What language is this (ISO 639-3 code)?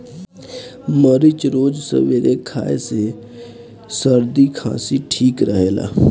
bho